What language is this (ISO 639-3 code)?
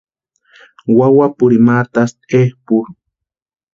pua